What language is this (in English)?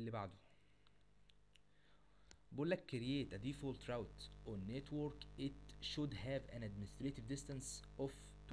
Arabic